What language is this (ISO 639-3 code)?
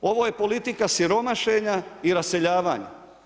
hrv